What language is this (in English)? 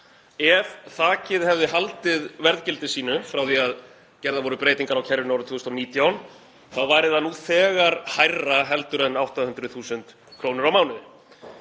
Icelandic